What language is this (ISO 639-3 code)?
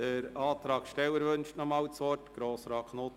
gsw